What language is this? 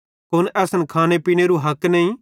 Bhadrawahi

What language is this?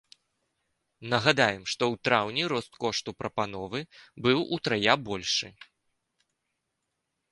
Belarusian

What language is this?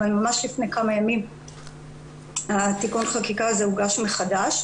Hebrew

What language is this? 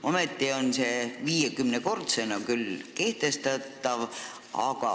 Estonian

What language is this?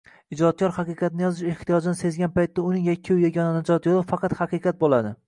Uzbek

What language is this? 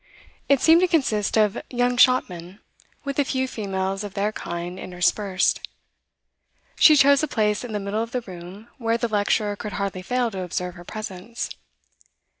English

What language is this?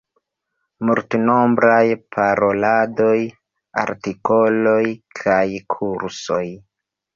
Esperanto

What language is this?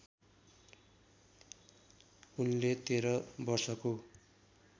Nepali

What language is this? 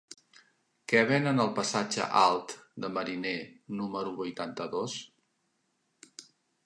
Catalan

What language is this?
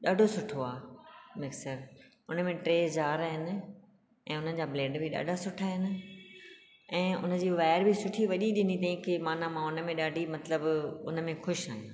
Sindhi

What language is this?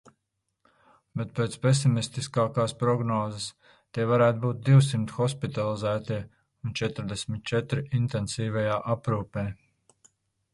Latvian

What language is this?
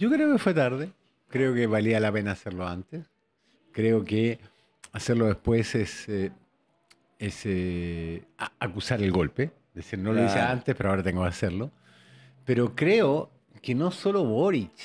Spanish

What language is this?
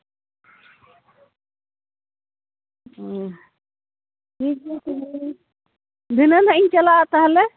Santali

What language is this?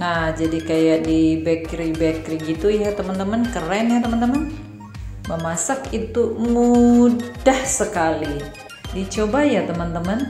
Indonesian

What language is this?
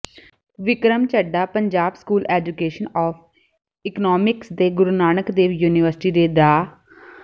Punjabi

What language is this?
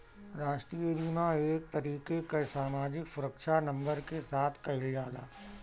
Bhojpuri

